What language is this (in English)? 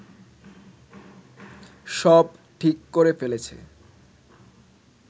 Bangla